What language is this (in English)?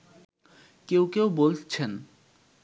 Bangla